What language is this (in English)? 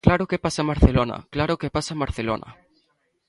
Galician